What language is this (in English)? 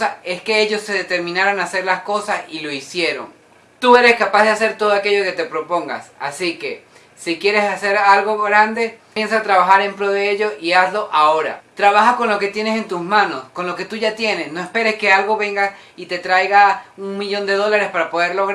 Spanish